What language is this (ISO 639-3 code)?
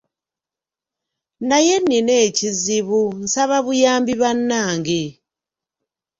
lug